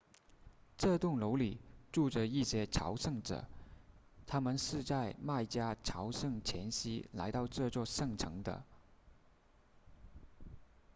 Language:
Chinese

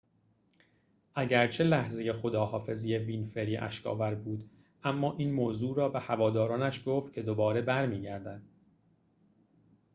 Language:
Persian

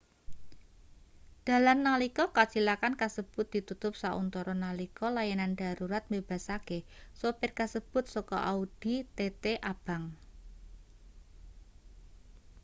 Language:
Javanese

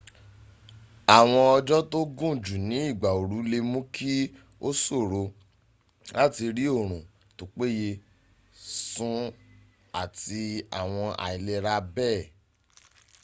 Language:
Yoruba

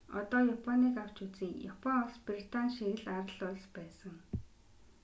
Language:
Mongolian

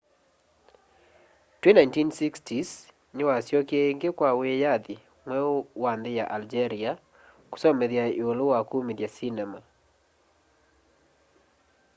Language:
Kamba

